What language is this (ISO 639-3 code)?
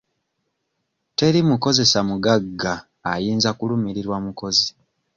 lug